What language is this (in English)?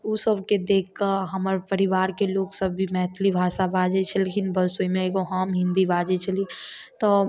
Maithili